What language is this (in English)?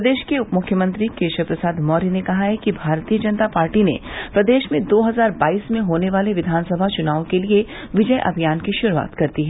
Hindi